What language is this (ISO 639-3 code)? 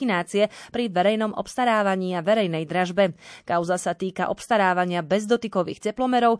slk